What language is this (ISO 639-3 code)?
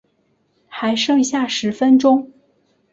zho